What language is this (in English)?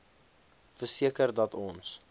Afrikaans